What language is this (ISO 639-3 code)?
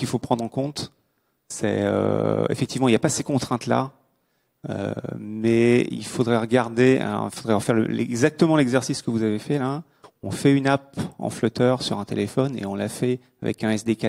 fra